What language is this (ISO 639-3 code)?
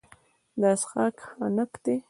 pus